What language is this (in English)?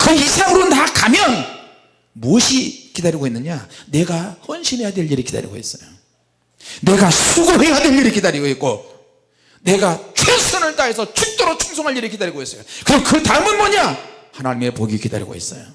Korean